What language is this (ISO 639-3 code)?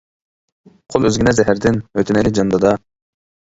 uig